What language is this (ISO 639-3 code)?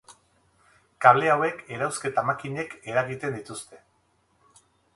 eus